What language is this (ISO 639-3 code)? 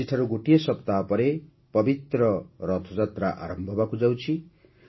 ori